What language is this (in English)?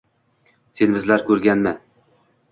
Uzbek